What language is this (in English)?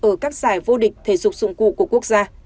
Vietnamese